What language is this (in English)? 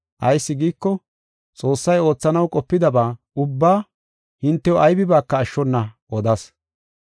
Gofa